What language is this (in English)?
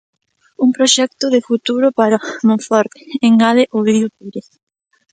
Galician